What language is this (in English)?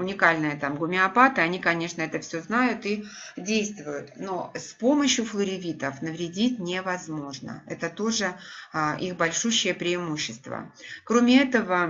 Russian